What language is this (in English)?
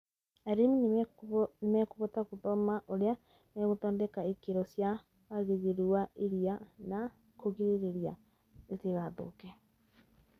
Kikuyu